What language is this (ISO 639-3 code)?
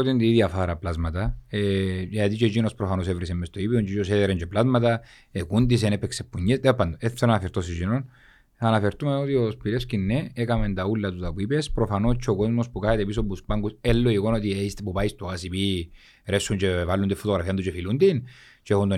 ell